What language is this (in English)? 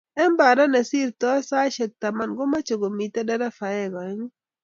Kalenjin